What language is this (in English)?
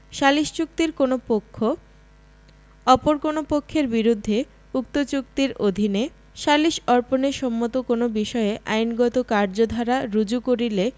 Bangla